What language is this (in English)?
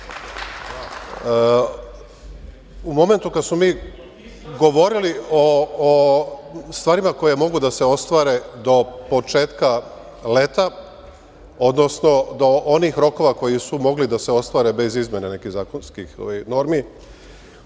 Serbian